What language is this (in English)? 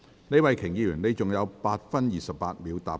Cantonese